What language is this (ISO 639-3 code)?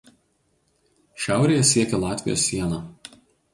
lit